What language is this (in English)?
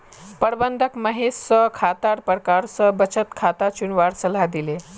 Magahi